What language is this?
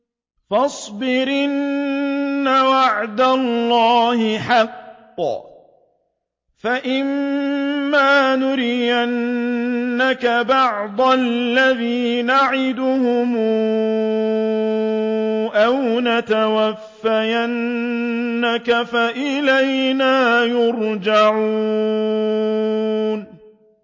Arabic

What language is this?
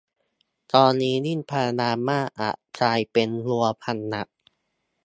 Thai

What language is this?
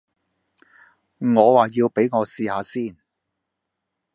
Cantonese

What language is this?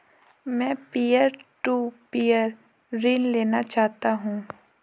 Hindi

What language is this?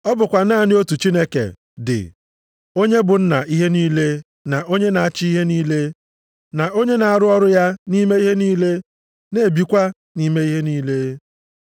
Igbo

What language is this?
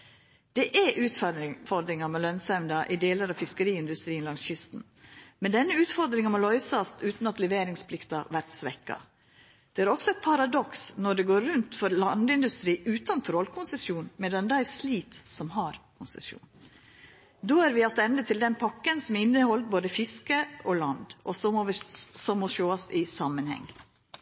Norwegian Nynorsk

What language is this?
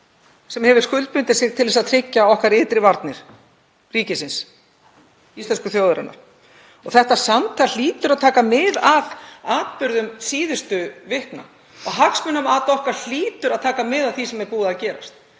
Icelandic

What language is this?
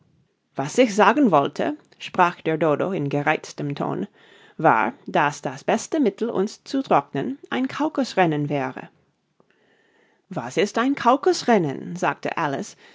German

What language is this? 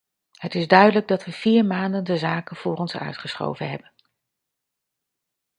Dutch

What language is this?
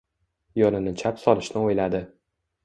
Uzbek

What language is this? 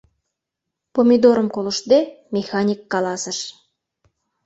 Mari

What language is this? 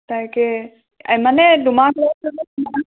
Assamese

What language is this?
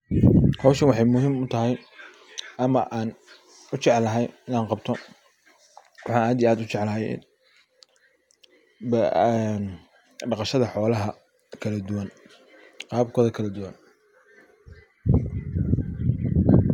Somali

